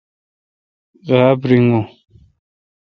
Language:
Kalkoti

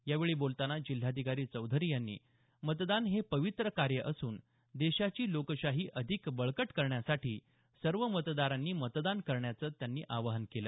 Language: Marathi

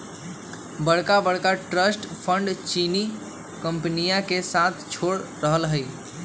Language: Magahi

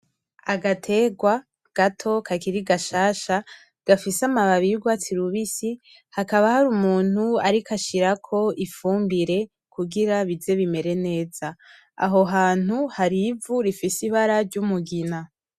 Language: Rundi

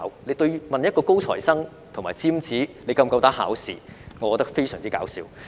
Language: Cantonese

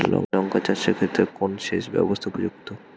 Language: Bangla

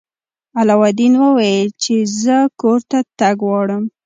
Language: Pashto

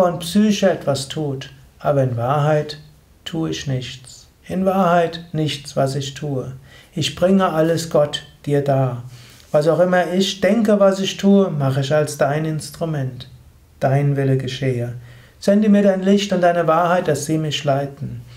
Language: German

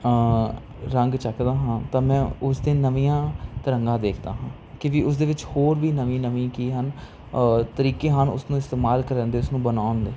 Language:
Punjabi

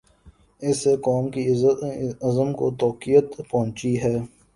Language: Urdu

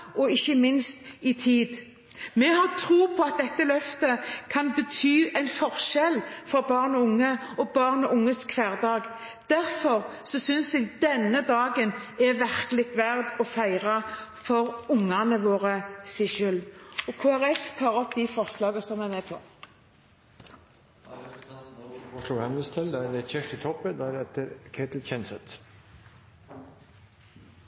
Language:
Norwegian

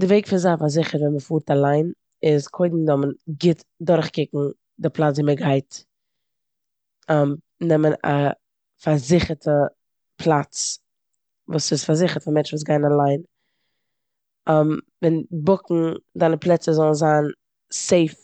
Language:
Yiddish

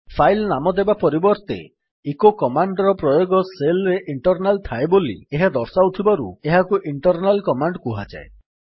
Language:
Odia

